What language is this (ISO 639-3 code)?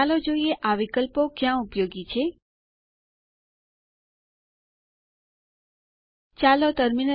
guj